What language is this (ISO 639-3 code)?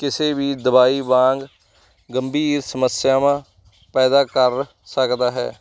pan